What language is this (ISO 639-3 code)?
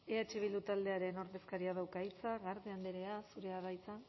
eus